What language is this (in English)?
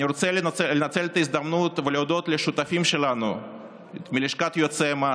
Hebrew